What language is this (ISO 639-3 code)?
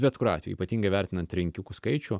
lit